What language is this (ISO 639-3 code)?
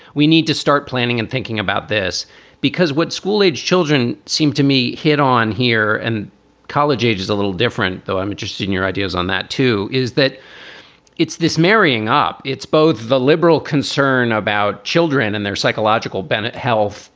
eng